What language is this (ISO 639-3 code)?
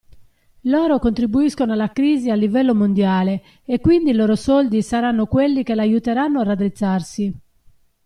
ita